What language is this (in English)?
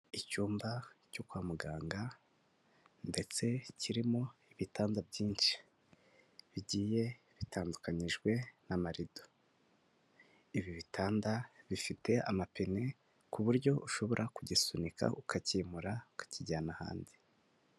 Kinyarwanda